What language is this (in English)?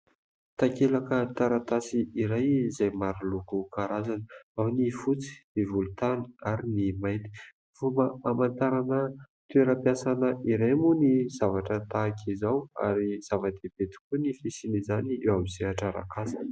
Malagasy